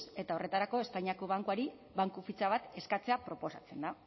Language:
Basque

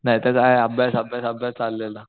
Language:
Marathi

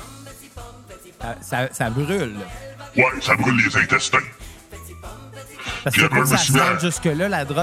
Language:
French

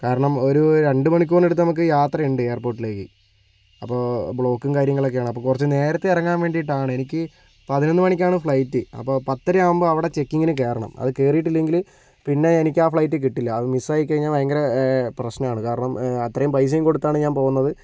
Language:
Malayalam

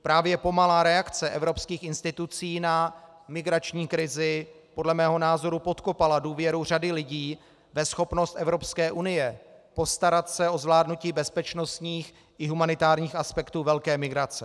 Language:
Czech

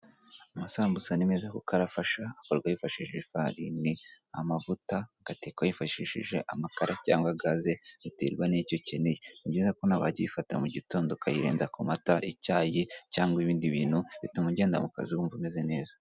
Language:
Kinyarwanda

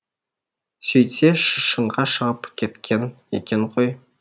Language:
Kazakh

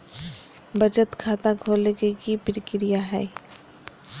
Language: Magahi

